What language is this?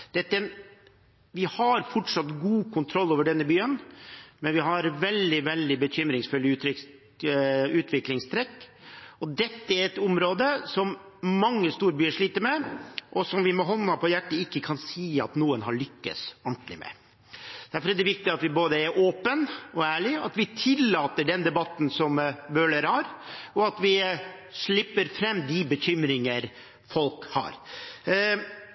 Norwegian Bokmål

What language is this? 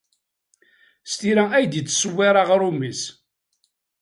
Kabyle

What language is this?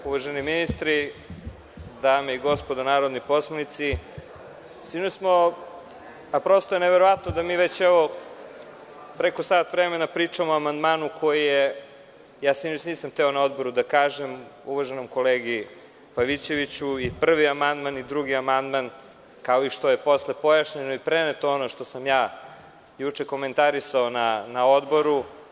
Serbian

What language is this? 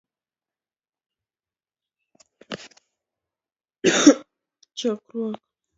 Luo (Kenya and Tanzania)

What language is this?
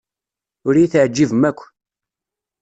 Kabyle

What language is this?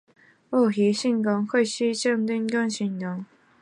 Chinese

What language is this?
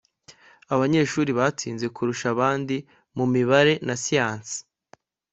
Kinyarwanda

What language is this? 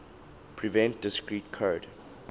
English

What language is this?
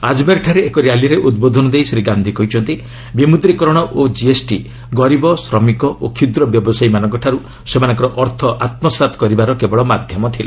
Odia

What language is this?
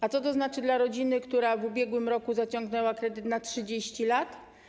Polish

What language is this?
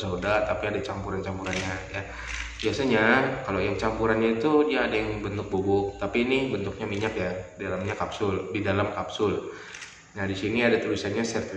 Indonesian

